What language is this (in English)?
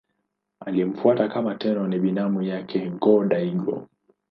Swahili